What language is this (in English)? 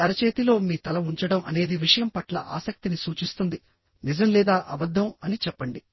Telugu